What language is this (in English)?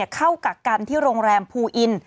Thai